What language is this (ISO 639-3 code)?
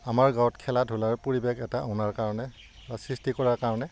asm